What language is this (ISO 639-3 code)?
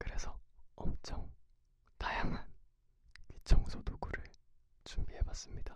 kor